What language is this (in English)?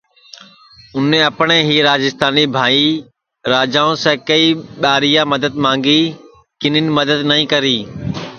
Sansi